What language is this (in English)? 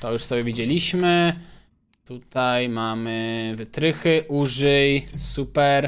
Polish